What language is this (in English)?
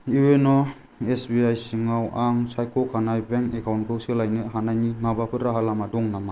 Bodo